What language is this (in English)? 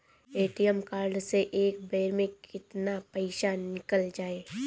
Bhojpuri